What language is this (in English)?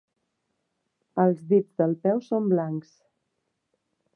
Catalan